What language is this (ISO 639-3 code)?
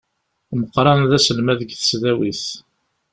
kab